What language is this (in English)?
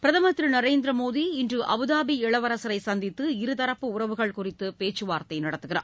Tamil